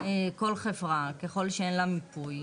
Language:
Hebrew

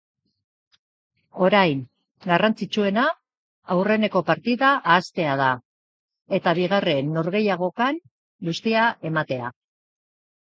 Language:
Basque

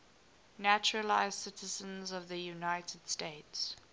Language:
English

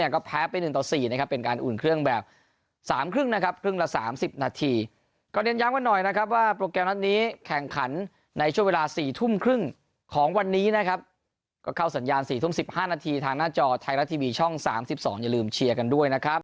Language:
Thai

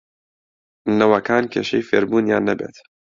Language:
Central Kurdish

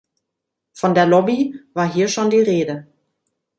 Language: German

